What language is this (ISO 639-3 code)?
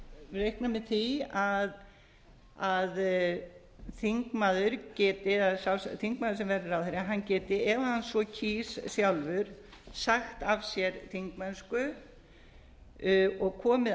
isl